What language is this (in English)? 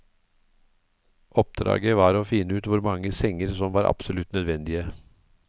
Norwegian